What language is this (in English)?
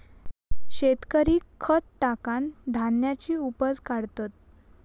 Marathi